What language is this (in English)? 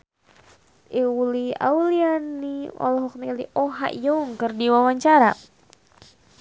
Sundanese